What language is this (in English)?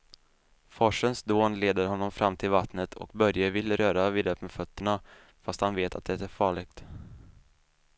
Swedish